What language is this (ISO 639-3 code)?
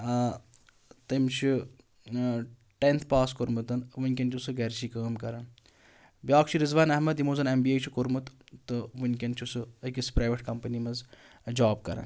kas